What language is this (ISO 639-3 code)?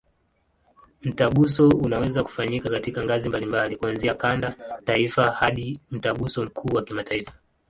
swa